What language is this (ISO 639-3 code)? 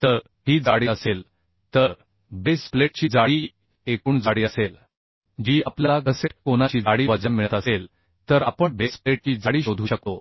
mar